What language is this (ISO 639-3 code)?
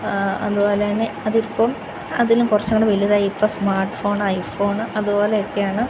mal